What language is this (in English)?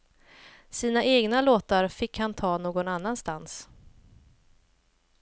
Swedish